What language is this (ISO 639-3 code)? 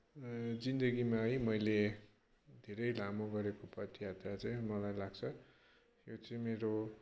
nep